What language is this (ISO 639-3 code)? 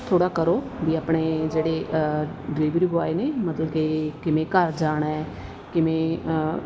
pan